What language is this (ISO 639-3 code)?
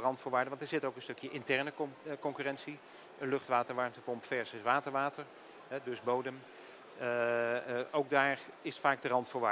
nld